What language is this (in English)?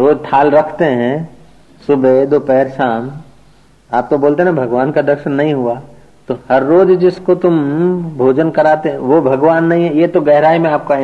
Hindi